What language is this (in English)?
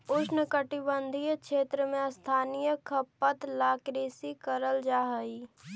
Magahi